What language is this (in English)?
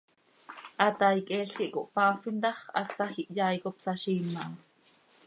Seri